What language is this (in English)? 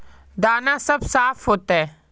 Magahi